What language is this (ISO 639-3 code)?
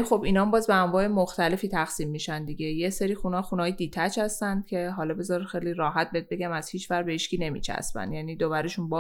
fas